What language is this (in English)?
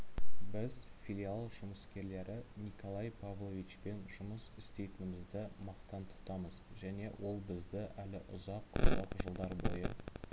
Kazakh